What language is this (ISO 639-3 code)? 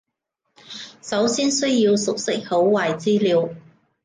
yue